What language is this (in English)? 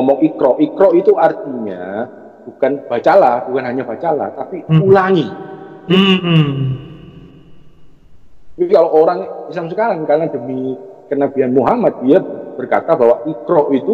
Indonesian